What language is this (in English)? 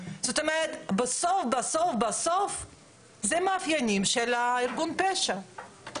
Hebrew